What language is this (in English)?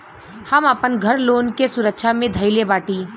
Bhojpuri